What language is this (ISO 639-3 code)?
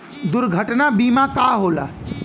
bho